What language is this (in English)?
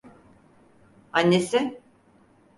Turkish